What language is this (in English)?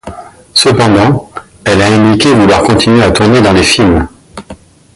French